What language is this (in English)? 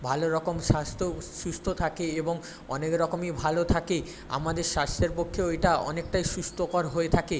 Bangla